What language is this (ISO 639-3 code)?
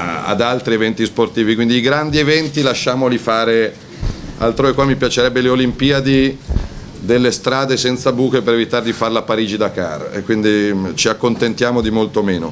ita